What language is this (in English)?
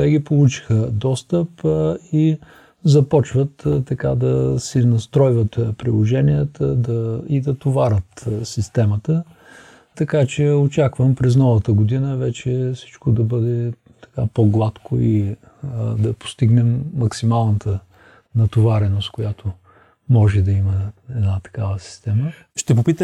Bulgarian